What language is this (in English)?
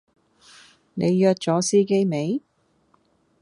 Cantonese